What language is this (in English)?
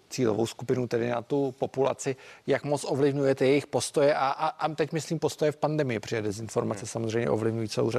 Czech